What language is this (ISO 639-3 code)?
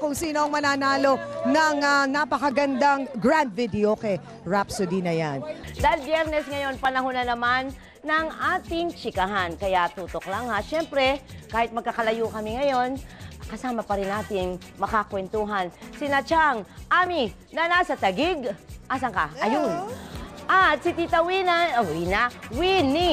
fil